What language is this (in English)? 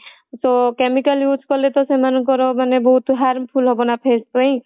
Odia